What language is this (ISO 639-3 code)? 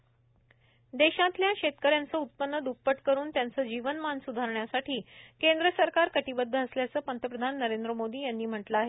mar